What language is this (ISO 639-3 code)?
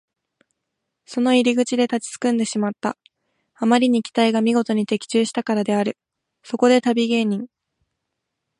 jpn